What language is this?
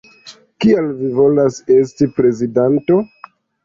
Esperanto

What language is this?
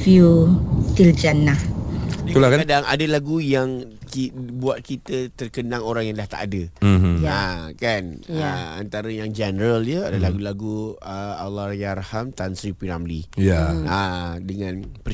Malay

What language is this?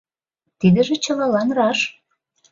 Mari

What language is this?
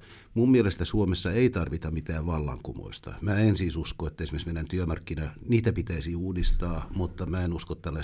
Finnish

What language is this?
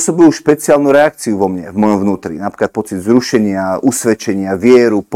Slovak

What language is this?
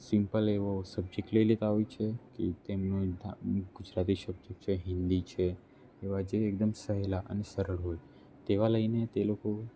Gujarati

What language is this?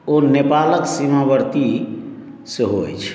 Maithili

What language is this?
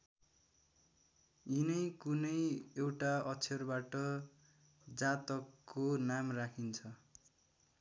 Nepali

